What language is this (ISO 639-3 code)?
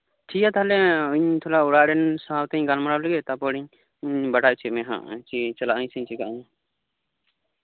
sat